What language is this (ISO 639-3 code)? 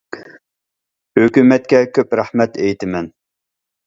uig